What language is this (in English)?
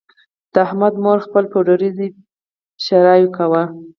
Pashto